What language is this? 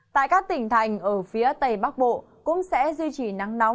Vietnamese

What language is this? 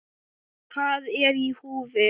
Icelandic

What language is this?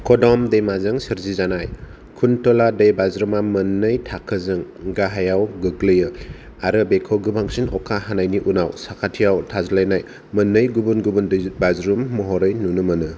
Bodo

